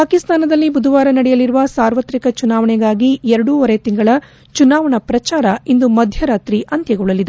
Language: Kannada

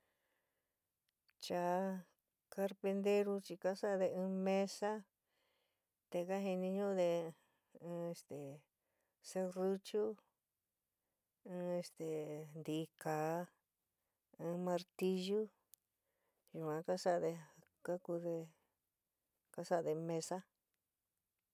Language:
San Miguel El Grande Mixtec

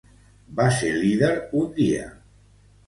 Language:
Catalan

